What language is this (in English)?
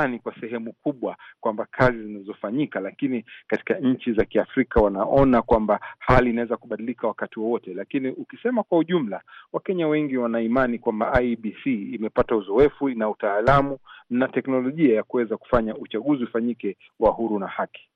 Swahili